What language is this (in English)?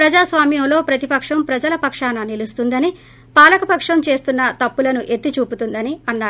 Telugu